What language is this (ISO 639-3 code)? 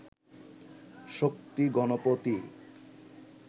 ben